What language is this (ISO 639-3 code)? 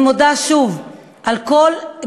heb